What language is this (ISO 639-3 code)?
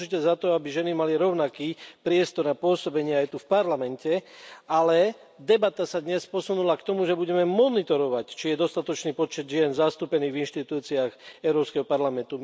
slk